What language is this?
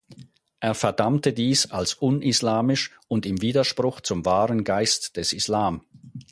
German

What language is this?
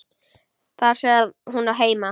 Icelandic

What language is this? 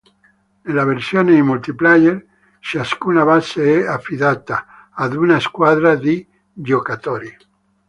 Italian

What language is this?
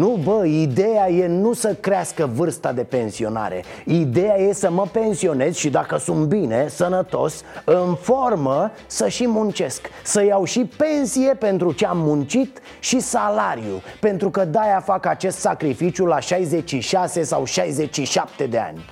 Romanian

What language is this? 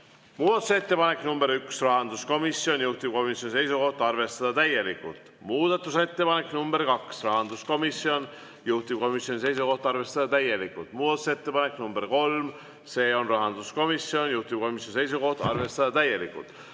Estonian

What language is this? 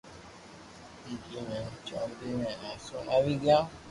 Loarki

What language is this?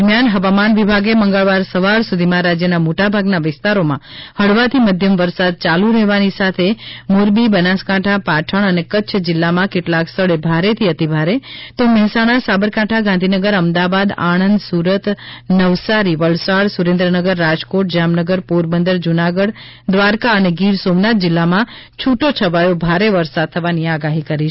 Gujarati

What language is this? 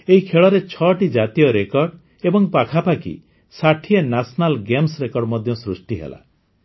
Odia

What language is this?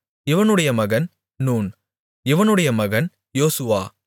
Tamil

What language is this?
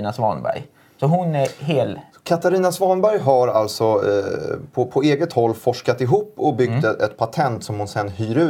Swedish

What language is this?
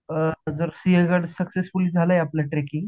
Marathi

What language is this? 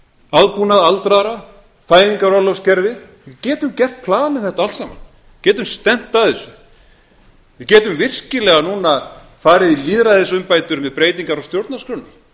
Icelandic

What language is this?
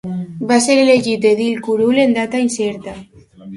Catalan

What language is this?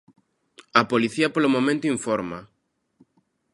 Galician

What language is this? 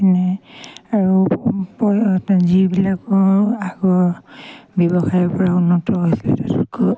Assamese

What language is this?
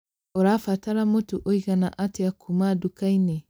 Kikuyu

